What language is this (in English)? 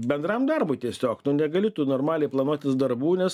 Lithuanian